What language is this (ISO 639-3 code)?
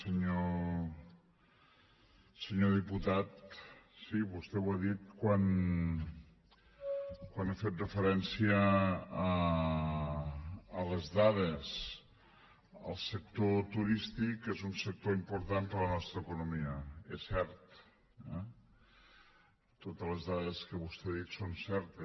cat